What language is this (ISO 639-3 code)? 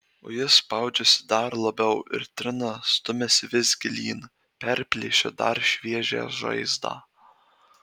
lit